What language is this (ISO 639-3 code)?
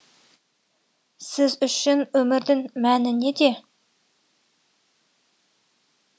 kaz